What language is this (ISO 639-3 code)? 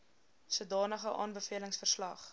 afr